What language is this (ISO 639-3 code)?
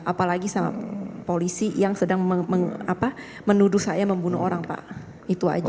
ind